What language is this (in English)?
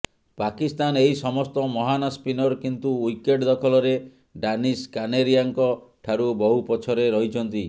Odia